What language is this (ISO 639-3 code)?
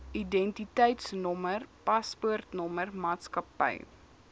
afr